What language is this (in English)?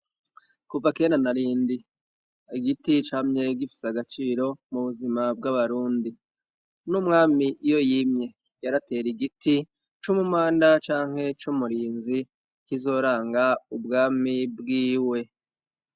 Rundi